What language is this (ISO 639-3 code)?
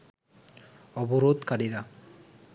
ben